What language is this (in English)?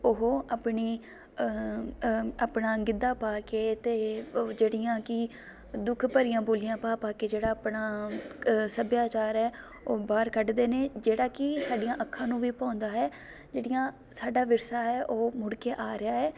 Punjabi